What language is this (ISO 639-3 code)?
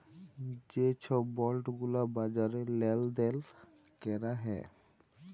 ben